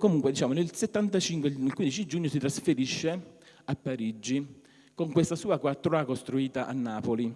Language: Italian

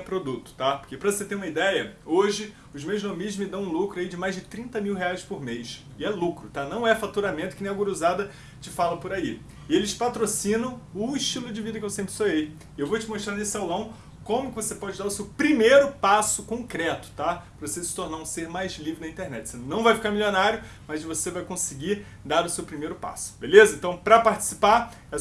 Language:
Portuguese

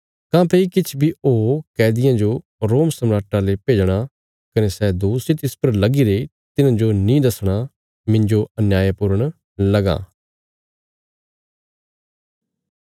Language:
Bilaspuri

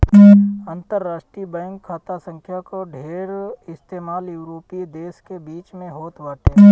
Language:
Bhojpuri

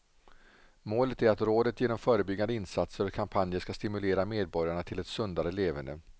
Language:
Swedish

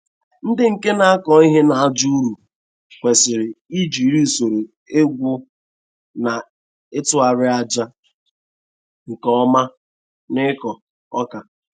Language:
Igbo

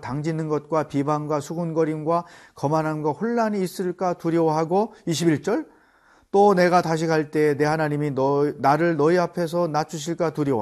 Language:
Korean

